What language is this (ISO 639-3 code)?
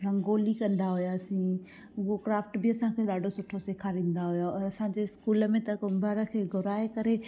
snd